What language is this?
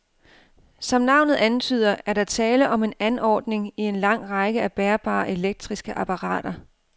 Danish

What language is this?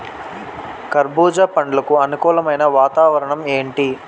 Telugu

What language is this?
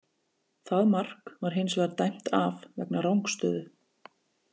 Icelandic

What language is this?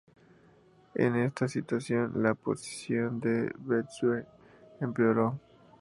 Spanish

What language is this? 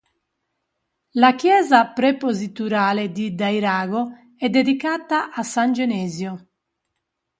Italian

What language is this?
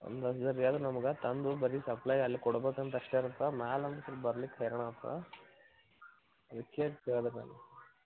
Kannada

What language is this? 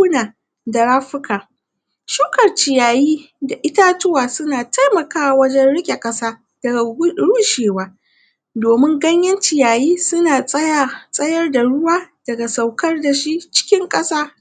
Hausa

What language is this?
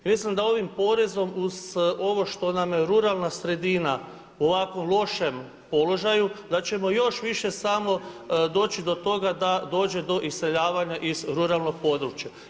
Croatian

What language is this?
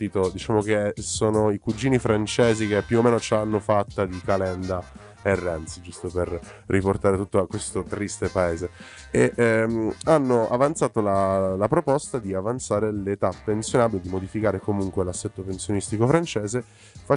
Italian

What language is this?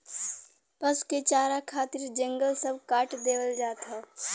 Bhojpuri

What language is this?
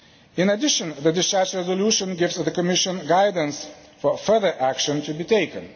English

